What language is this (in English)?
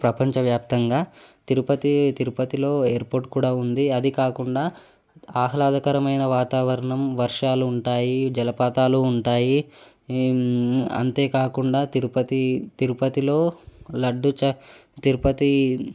Telugu